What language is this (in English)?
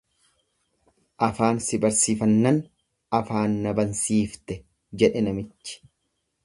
Oromo